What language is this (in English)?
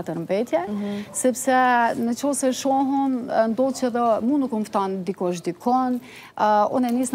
Romanian